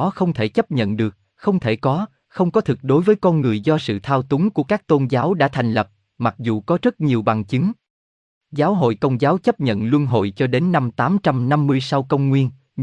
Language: Vietnamese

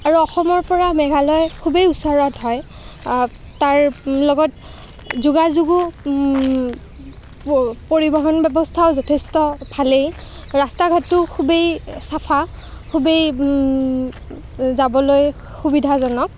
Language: Assamese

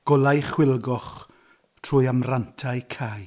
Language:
Welsh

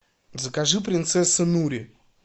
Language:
Russian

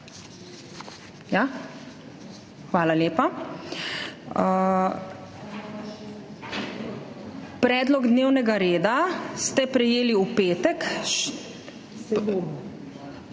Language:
Slovenian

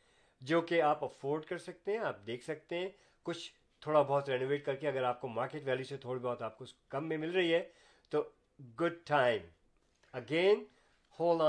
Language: Urdu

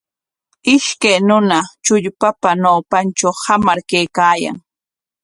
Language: Corongo Ancash Quechua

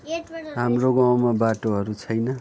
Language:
Nepali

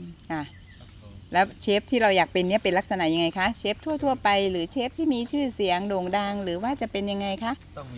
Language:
Thai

